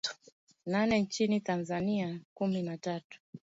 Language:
Swahili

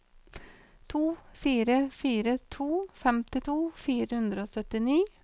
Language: Norwegian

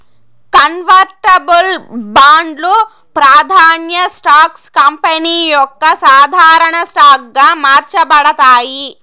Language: Telugu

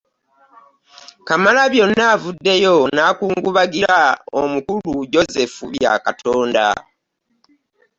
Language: Ganda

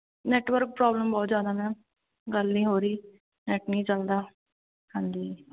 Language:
Punjabi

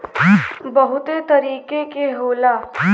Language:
Bhojpuri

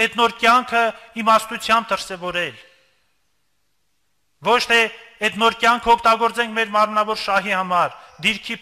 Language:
Turkish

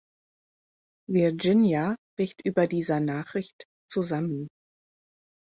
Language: German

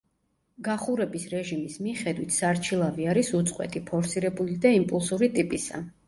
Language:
Georgian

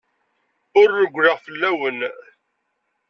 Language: Kabyle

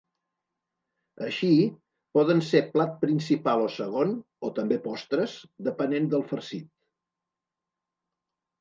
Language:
Catalan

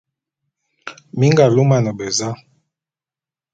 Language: Bulu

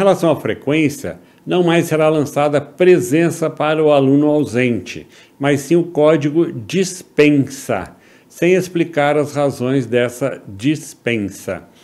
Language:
Portuguese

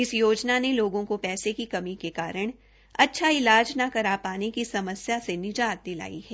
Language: Hindi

